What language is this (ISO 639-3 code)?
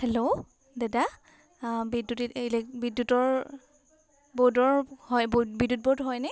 asm